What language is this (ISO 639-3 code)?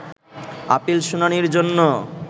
ben